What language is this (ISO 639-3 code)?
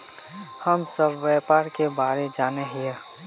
mag